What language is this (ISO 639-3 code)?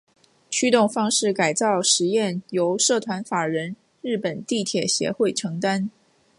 zho